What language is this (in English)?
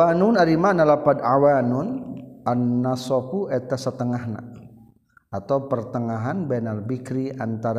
Malay